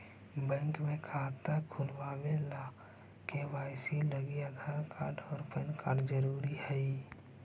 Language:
Magahi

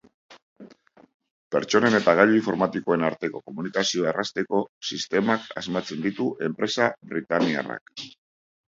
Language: Basque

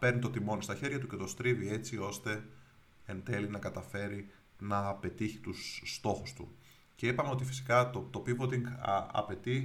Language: Greek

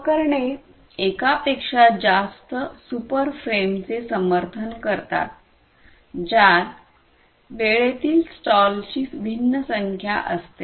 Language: Marathi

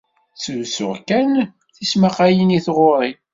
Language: Kabyle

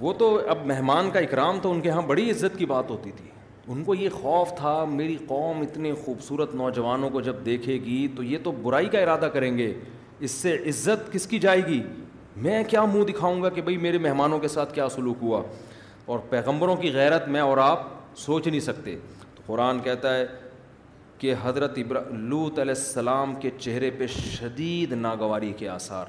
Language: Urdu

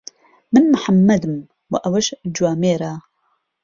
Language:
Central Kurdish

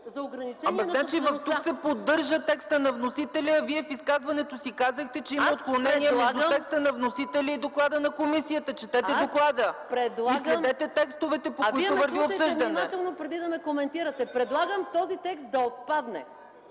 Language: Bulgarian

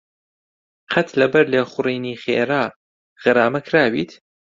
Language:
Central Kurdish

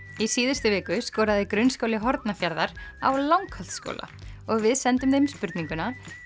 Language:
Icelandic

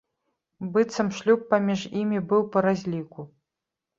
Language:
Belarusian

